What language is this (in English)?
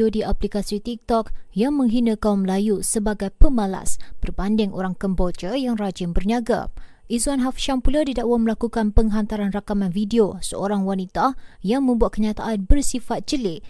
Malay